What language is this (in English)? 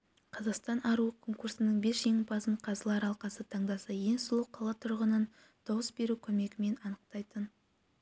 Kazakh